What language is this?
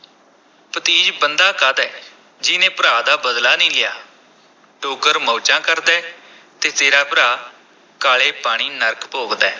Punjabi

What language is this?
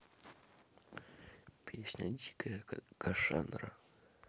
Russian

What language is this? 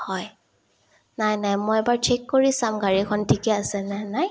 Assamese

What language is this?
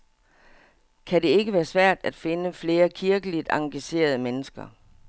Danish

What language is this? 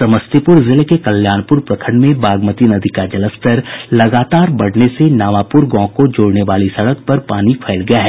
Hindi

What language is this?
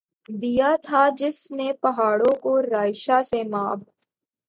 Urdu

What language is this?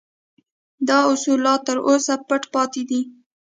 Pashto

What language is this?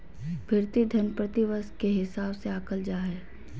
Magahi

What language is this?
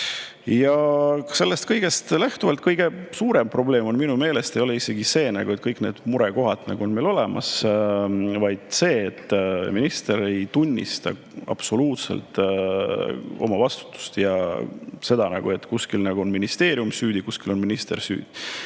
Estonian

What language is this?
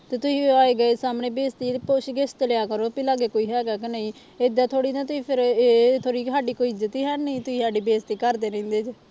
Punjabi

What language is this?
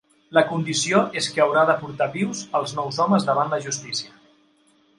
Catalan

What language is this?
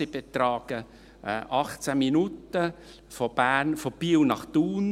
Swiss German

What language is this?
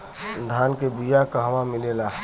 Bhojpuri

